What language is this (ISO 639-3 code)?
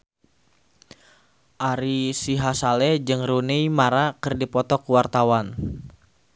sun